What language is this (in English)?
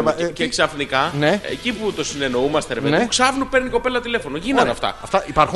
Greek